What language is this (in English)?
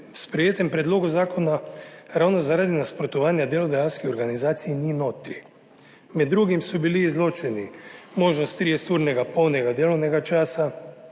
Slovenian